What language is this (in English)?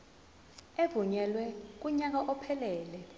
Zulu